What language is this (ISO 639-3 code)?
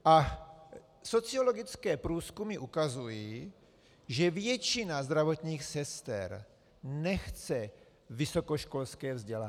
ces